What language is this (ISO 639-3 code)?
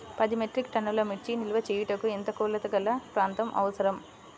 tel